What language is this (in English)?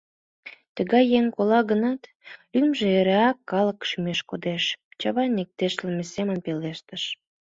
Mari